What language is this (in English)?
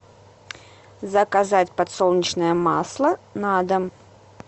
Russian